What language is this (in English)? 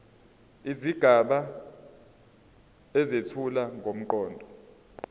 Zulu